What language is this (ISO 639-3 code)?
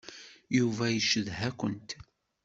kab